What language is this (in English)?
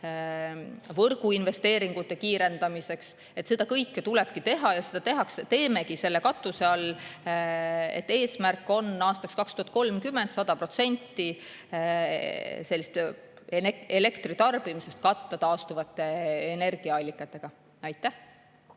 Estonian